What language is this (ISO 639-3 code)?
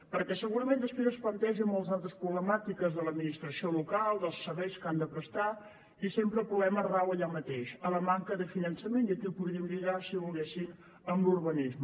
cat